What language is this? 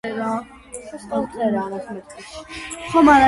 Georgian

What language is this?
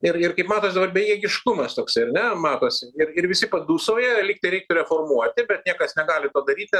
Lithuanian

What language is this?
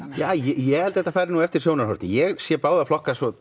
Icelandic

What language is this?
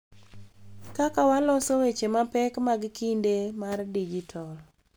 Luo (Kenya and Tanzania)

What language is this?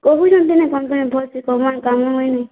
Odia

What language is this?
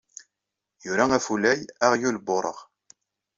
Kabyle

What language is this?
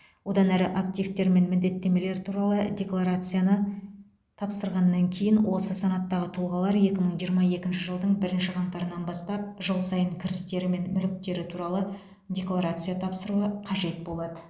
Kazakh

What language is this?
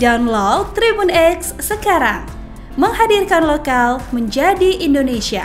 Indonesian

